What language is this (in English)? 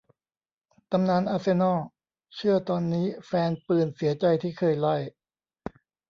Thai